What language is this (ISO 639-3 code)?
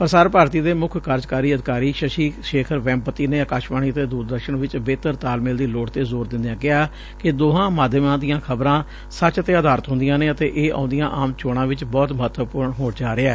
pan